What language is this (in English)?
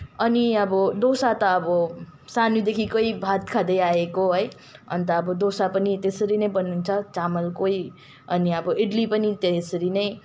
Nepali